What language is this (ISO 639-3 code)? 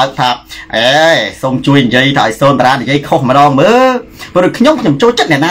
tha